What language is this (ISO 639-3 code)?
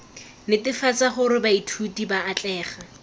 tsn